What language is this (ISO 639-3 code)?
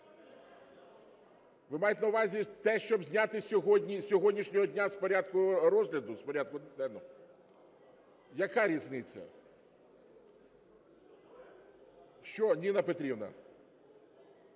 ukr